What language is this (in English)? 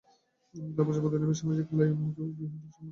Bangla